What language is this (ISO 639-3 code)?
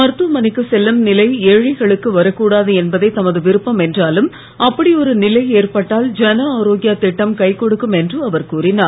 tam